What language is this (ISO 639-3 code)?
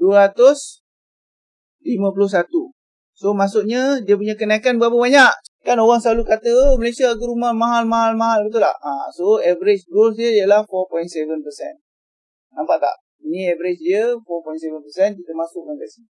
msa